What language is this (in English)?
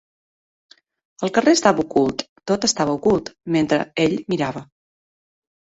Catalan